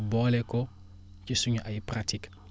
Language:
Wolof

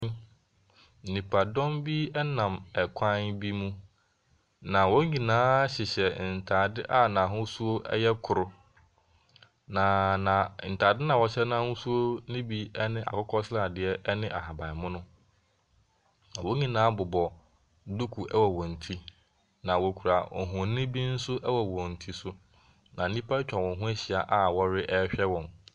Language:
Akan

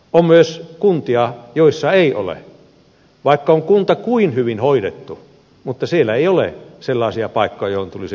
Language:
Finnish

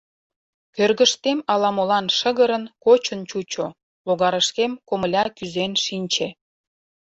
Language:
Mari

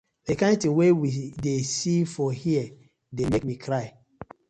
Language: Nigerian Pidgin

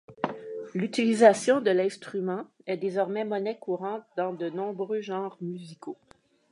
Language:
French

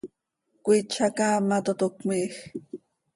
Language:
Seri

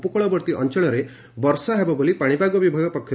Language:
Odia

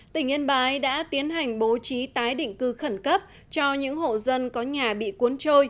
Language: Vietnamese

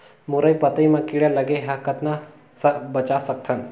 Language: Chhattisgarhi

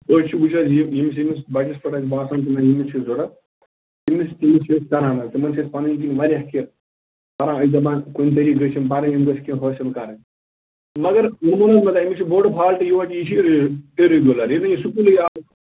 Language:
Kashmiri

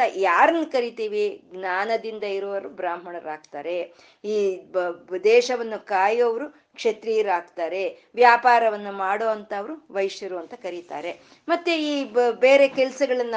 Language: Kannada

